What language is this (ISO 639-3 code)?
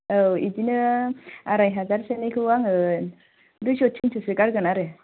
brx